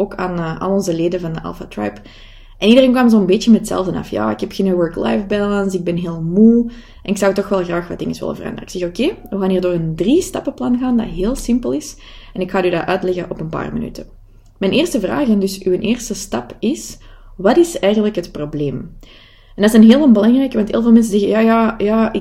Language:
Dutch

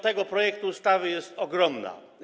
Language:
Polish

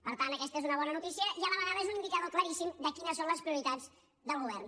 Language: Catalan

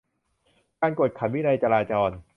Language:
Thai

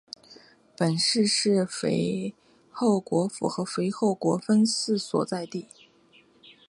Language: Chinese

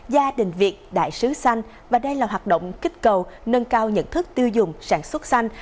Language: Vietnamese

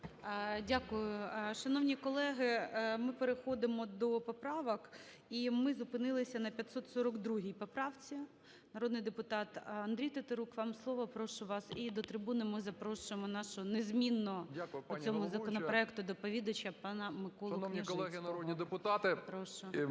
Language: Ukrainian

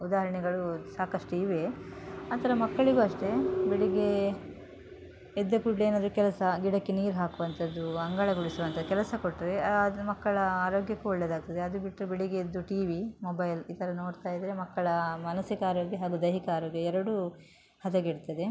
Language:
Kannada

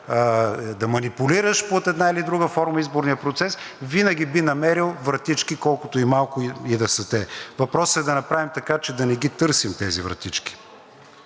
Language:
Bulgarian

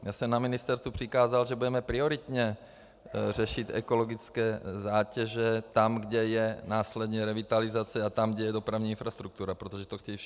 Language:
Czech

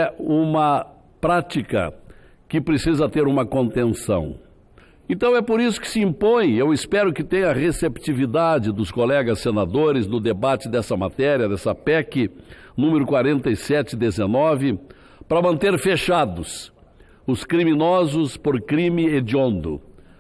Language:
Portuguese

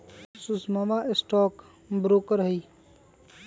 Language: Magahi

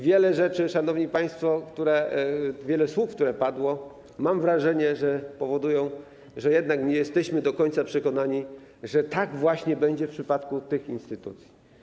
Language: Polish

